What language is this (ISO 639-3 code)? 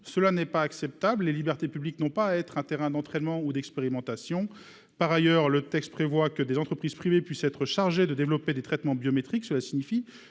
fra